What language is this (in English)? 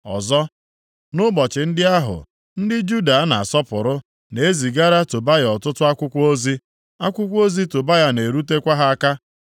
Igbo